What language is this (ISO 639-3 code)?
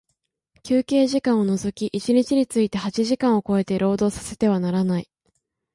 jpn